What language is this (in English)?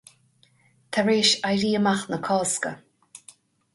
Irish